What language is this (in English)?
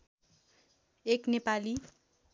Nepali